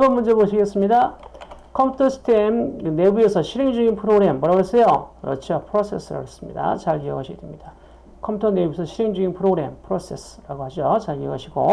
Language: Korean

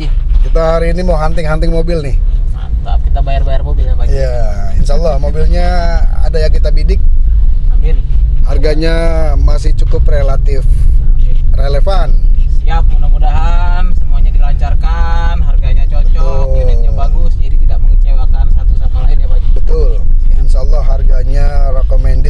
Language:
Indonesian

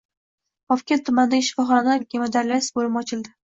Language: Uzbek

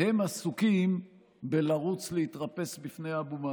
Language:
Hebrew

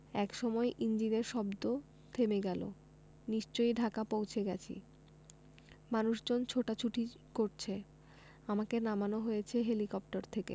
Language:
Bangla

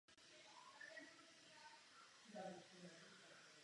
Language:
Czech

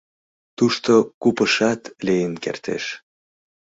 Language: Mari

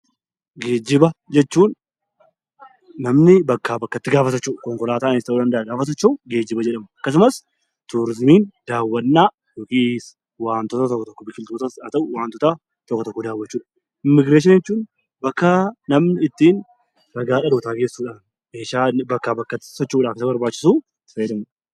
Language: Oromo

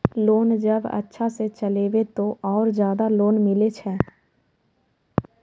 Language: Maithili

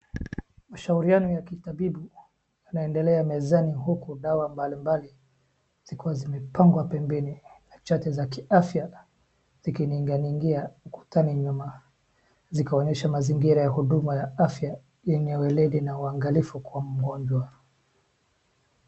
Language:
Swahili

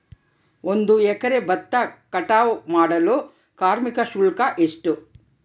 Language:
Kannada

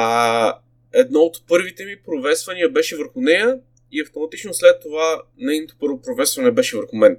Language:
Bulgarian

